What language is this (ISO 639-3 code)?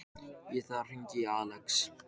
isl